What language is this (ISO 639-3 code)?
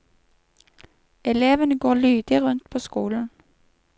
nor